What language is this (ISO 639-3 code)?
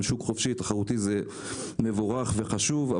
heb